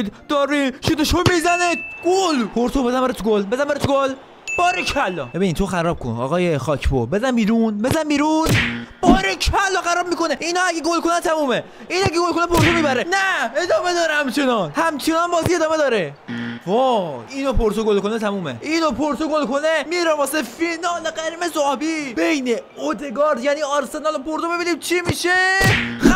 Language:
Persian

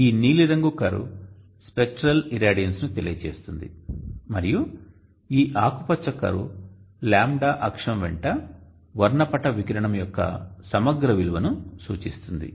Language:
Telugu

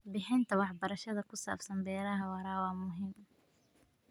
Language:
Somali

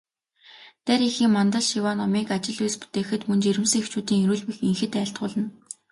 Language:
Mongolian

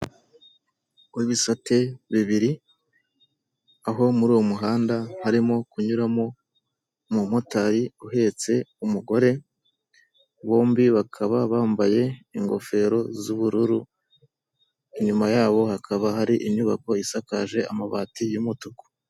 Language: Kinyarwanda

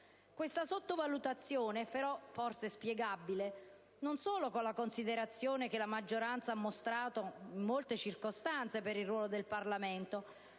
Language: Italian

